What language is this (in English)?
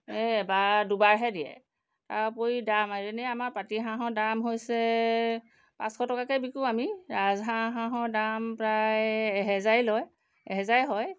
Assamese